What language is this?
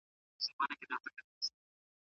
Pashto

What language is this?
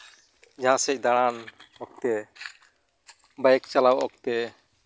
Santali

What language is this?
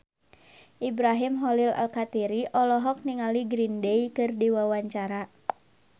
Sundanese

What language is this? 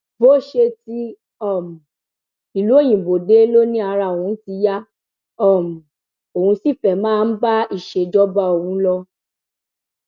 Yoruba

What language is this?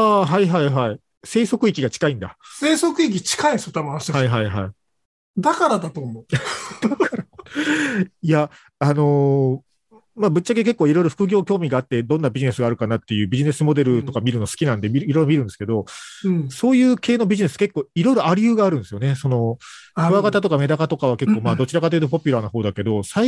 Japanese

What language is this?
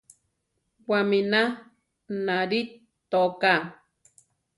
Central Tarahumara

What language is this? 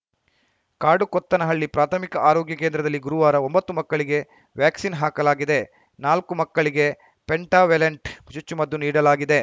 Kannada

